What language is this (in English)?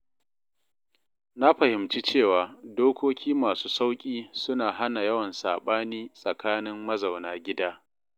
Hausa